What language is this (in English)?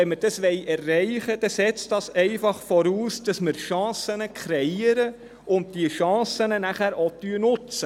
Swiss German